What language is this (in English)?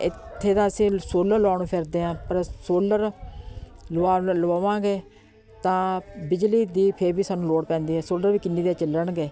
Punjabi